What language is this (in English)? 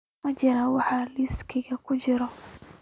Somali